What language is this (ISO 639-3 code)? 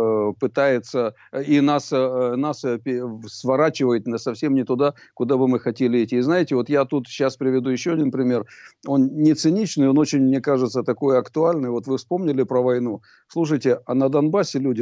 rus